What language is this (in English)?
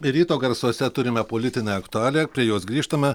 Lithuanian